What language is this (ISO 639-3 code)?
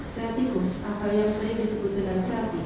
ind